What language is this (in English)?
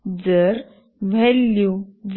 Marathi